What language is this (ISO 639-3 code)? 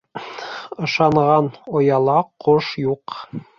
bak